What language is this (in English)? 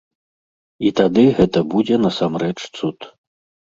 Belarusian